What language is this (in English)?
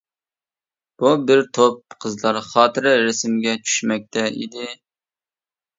Uyghur